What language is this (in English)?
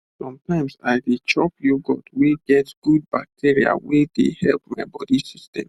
Nigerian Pidgin